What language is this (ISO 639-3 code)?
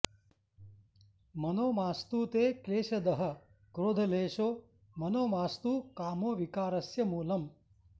san